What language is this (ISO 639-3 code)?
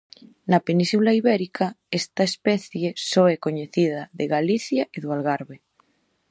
glg